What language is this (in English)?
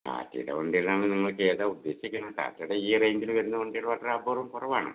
Malayalam